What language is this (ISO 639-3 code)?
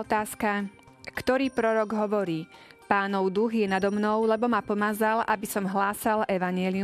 slk